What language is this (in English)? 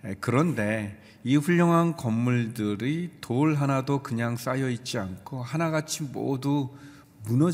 Korean